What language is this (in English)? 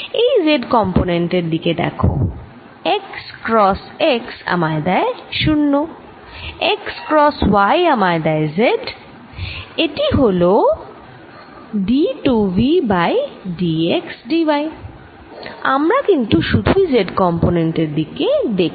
Bangla